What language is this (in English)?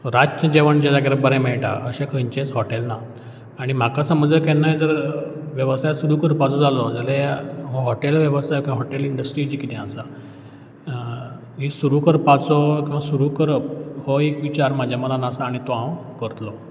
Konkani